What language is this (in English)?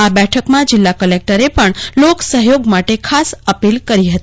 Gujarati